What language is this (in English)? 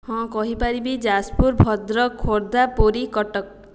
Odia